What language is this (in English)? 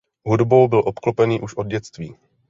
Czech